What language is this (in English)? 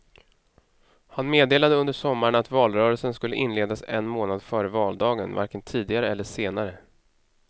Swedish